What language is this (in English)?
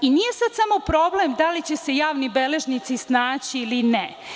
Serbian